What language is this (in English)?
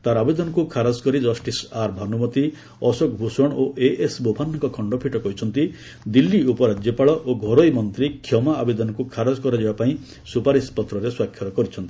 Odia